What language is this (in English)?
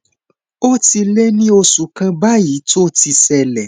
Yoruba